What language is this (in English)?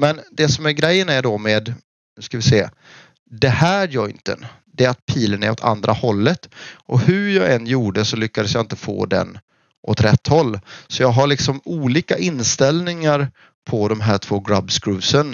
Swedish